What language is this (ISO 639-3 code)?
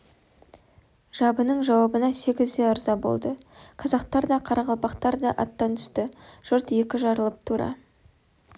kaz